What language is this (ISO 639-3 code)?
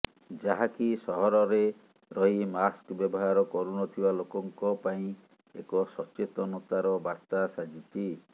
ori